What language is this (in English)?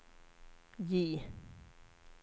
Swedish